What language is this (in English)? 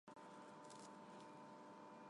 Armenian